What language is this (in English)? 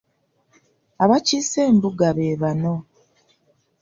Ganda